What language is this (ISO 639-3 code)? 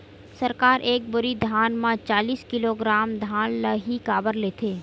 hne